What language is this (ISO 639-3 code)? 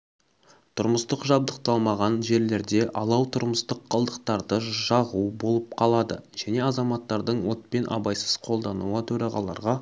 kaz